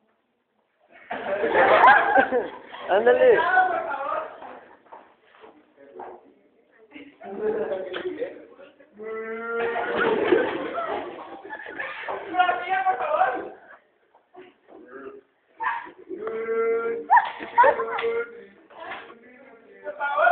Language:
Spanish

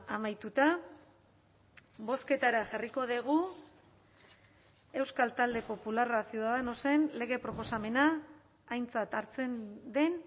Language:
Basque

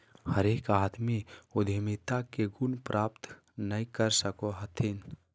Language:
Magahi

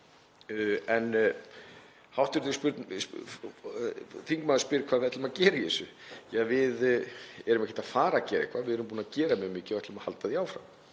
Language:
Icelandic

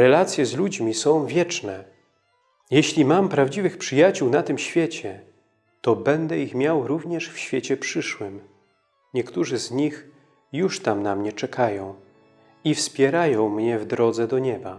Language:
Polish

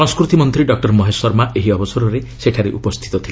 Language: Odia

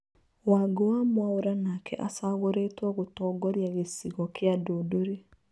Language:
Kikuyu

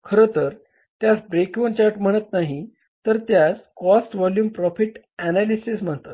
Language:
Marathi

